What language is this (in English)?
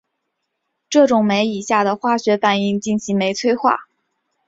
Chinese